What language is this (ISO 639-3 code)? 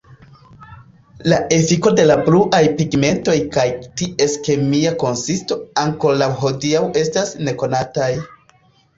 epo